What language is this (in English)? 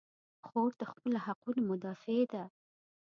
Pashto